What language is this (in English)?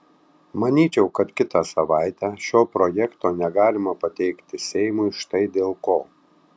Lithuanian